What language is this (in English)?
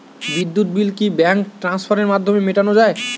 Bangla